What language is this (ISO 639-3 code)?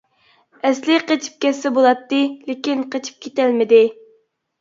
uig